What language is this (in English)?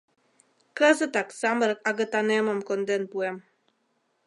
Mari